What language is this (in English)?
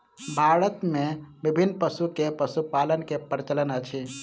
Maithili